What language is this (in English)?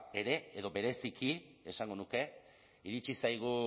Basque